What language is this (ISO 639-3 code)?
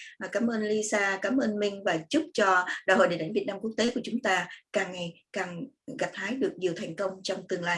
vie